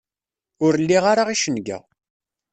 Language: Kabyle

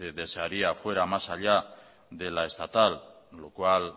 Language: Spanish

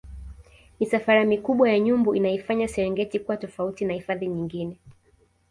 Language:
Swahili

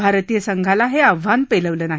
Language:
Marathi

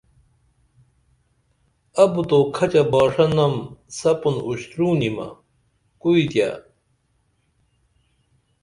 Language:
Dameli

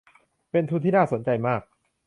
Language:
Thai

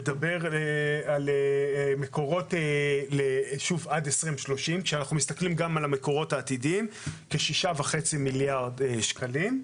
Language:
Hebrew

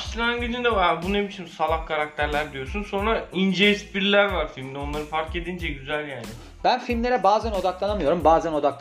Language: Turkish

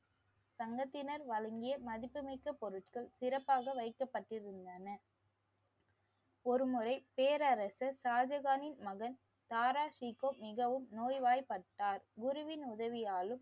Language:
Tamil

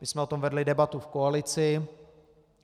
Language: Czech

